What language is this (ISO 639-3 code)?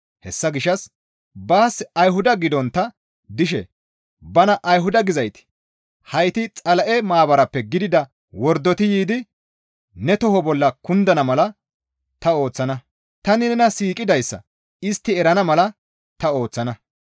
gmv